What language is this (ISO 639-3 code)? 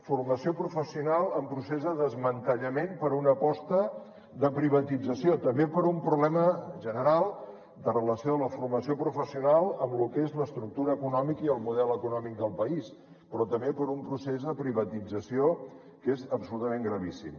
cat